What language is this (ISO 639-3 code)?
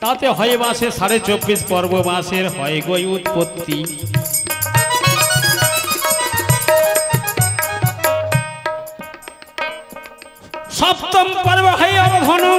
ben